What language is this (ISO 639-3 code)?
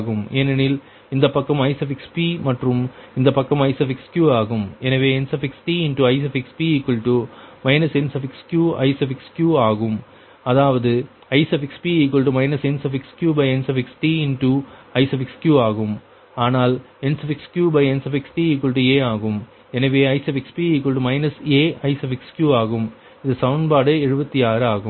tam